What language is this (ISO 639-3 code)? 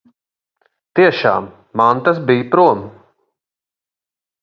lav